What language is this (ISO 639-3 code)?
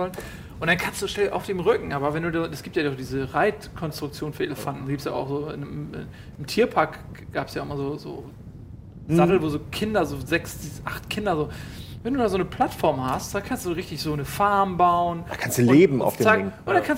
deu